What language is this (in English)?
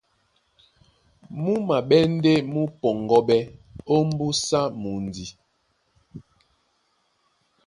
Duala